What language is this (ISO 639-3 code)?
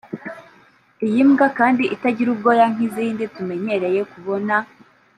kin